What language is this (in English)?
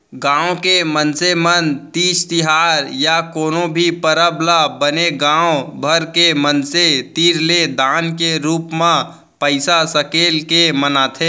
Chhattisgarhi